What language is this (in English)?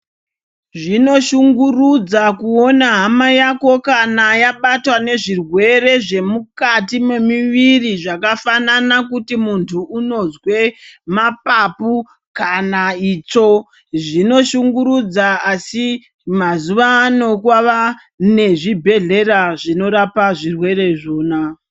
Ndau